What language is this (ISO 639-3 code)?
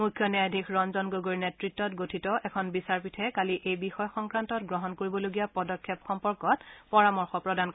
asm